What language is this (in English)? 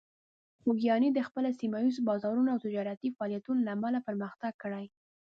Pashto